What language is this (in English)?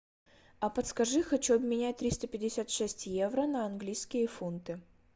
Russian